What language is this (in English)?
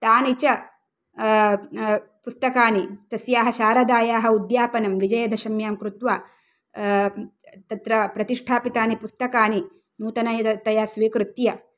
Sanskrit